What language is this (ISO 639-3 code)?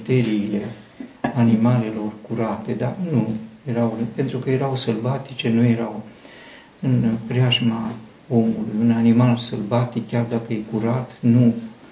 ron